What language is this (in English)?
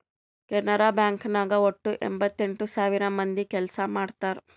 Kannada